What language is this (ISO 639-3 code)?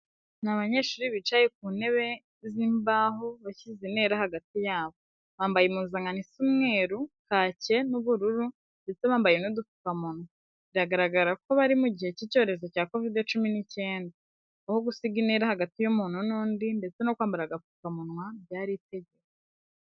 kin